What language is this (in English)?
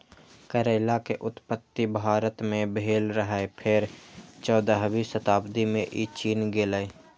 Maithili